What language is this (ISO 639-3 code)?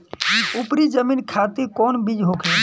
bho